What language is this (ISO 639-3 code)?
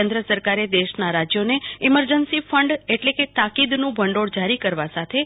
guj